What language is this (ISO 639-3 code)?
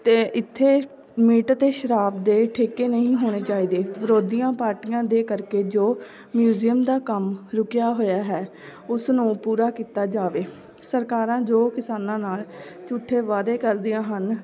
pan